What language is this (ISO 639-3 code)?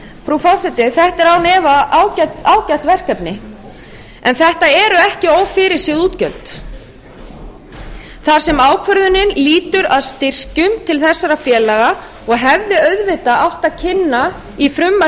isl